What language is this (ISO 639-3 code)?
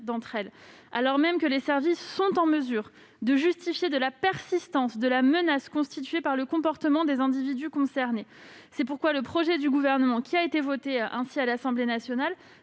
fra